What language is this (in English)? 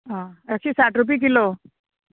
Konkani